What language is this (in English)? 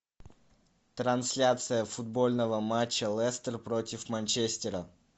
Russian